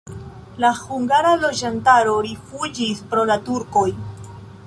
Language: Esperanto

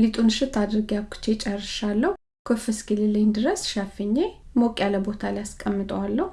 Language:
Amharic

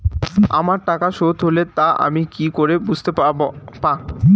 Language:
Bangla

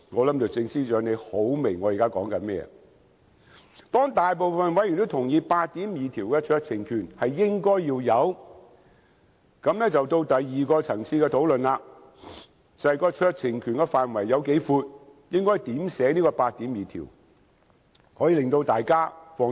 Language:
Cantonese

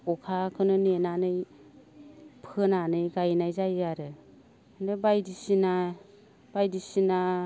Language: Bodo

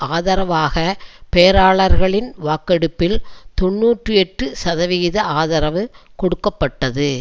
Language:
Tamil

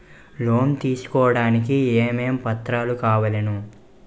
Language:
Telugu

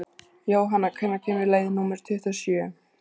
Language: Icelandic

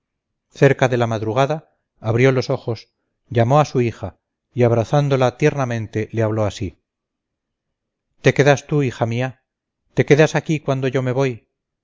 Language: Spanish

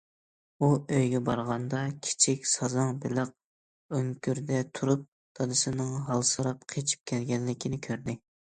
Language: Uyghur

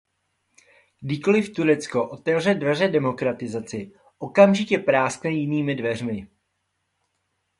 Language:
Czech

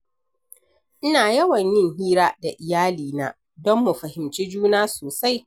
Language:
Hausa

